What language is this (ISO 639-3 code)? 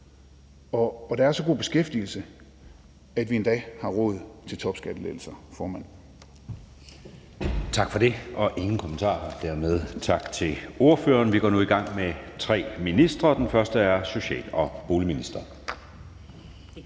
dan